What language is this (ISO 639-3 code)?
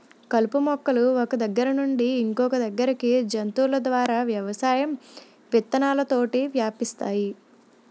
tel